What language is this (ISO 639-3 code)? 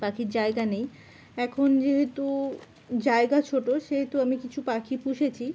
ben